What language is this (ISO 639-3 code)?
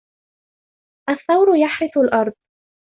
ara